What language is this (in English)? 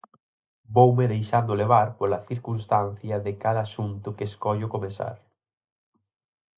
Galician